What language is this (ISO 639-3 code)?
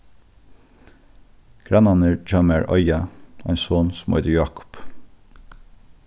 fao